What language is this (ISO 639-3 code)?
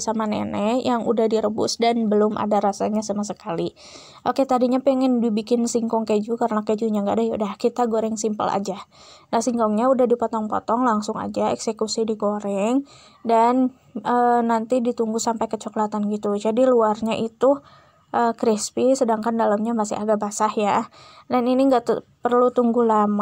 ind